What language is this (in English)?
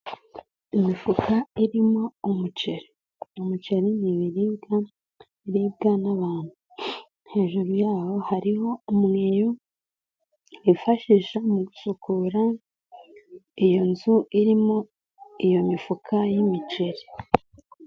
Kinyarwanda